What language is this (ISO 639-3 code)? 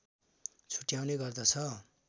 nep